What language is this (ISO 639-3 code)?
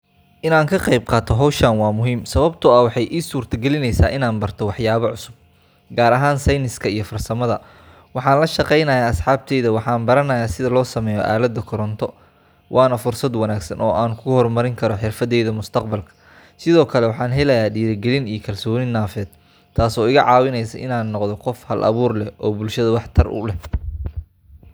som